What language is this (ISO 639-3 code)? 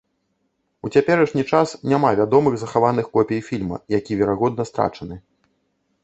bel